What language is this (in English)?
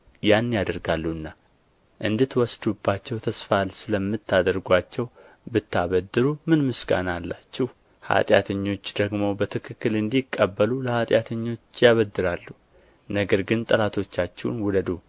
Amharic